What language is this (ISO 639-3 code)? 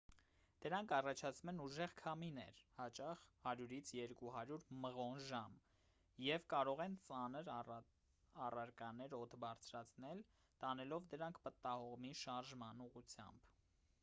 hye